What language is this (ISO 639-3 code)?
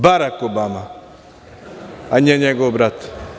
srp